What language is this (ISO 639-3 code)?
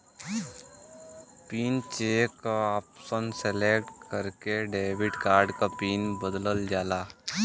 bho